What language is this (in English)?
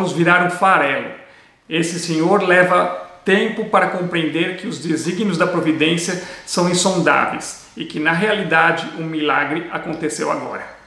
Portuguese